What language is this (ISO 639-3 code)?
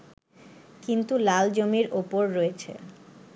ben